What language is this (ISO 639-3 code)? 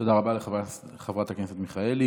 heb